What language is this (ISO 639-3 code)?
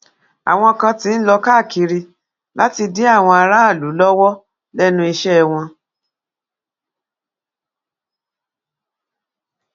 yor